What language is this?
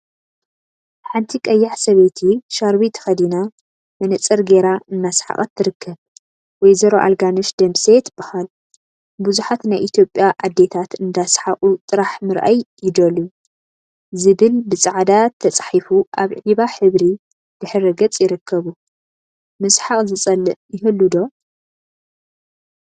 Tigrinya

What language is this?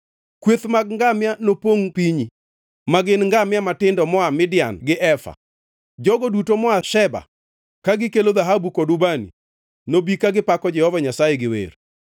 Luo (Kenya and Tanzania)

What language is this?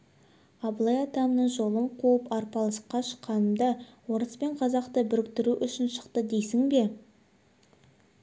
Kazakh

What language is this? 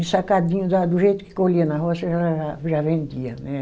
Portuguese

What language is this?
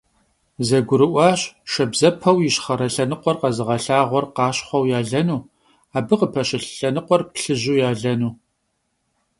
Kabardian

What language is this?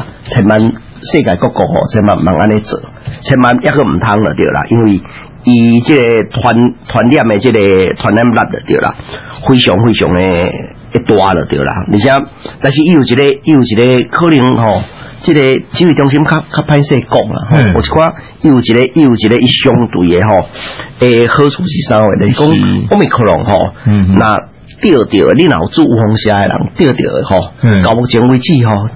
Chinese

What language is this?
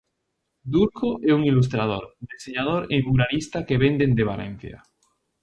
Galician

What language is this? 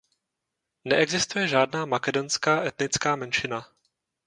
Czech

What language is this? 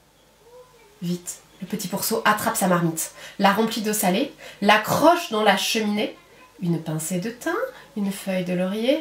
French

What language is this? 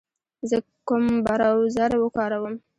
Pashto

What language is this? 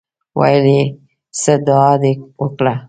Pashto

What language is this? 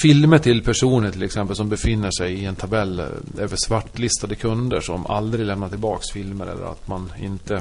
Swedish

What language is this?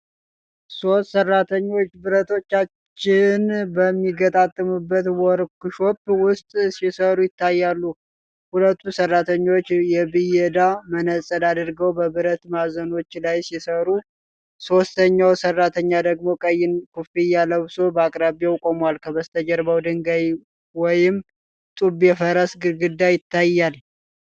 Amharic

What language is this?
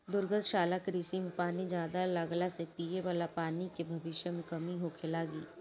Bhojpuri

